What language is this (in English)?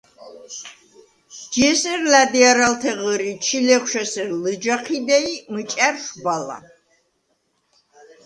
Svan